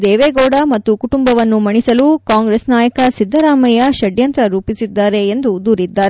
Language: Kannada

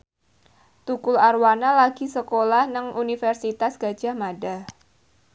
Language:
Javanese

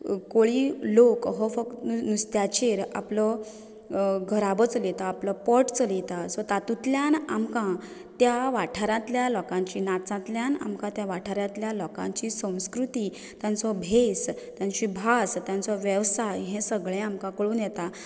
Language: Konkani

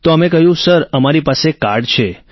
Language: Gujarati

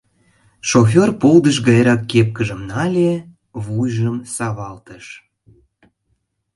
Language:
Mari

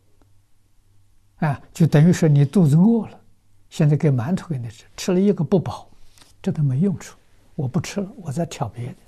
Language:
Chinese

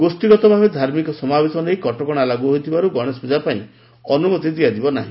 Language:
Odia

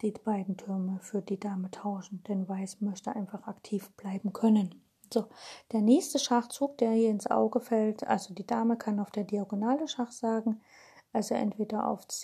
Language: German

